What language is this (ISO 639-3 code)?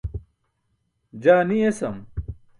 bsk